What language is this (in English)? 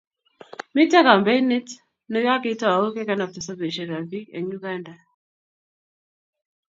Kalenjin